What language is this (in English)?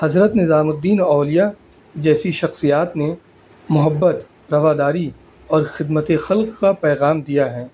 Urdu